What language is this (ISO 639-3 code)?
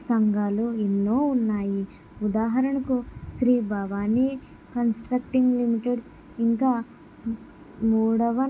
tel